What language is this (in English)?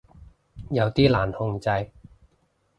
Cantonese